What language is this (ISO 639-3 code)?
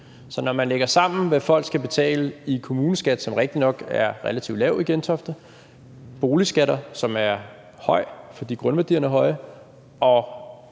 dan